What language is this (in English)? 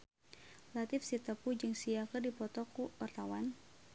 Sundanese